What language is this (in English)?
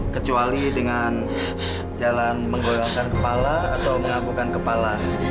Indonesian